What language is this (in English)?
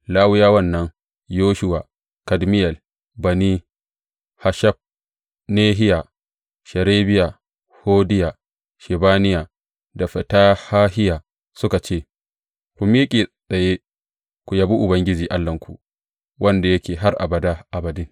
Hausa